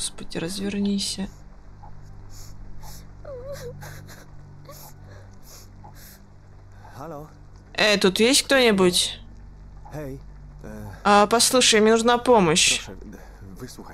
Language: Russian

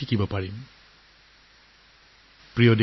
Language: Assamese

